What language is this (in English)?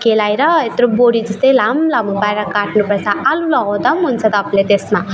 Nepali